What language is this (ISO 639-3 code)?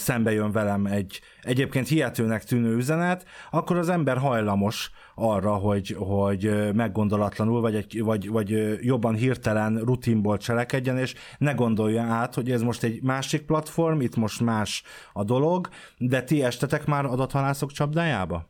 hun